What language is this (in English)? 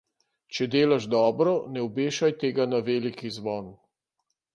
Slovenian